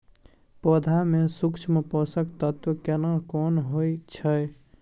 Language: Maithili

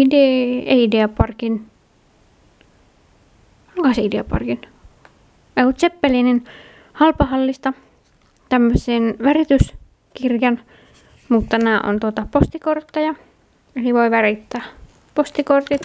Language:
Finnish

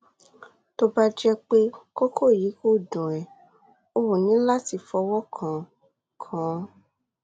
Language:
Yoruba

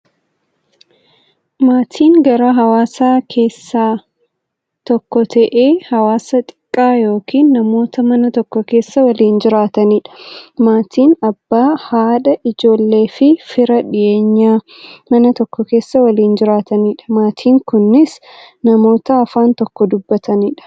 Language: Oromo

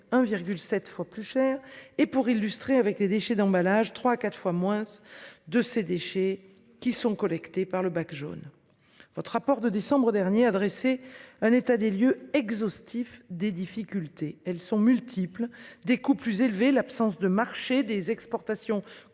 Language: French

